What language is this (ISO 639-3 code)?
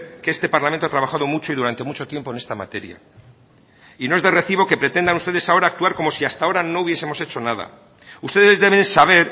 spa